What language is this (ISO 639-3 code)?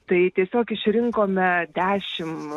lit